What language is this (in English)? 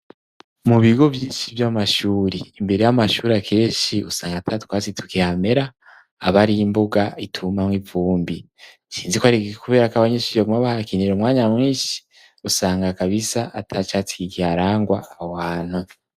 Rundi